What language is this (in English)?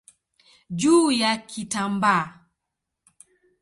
Swahili